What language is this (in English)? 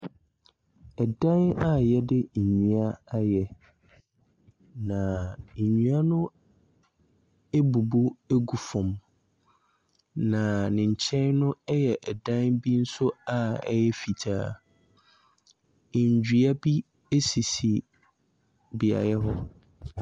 Akan